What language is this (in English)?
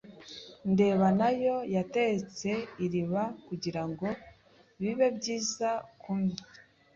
Kinyarwanda